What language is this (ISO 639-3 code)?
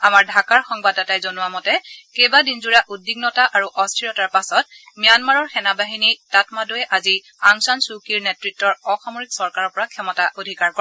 asm